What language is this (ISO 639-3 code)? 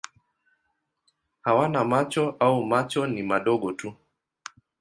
swa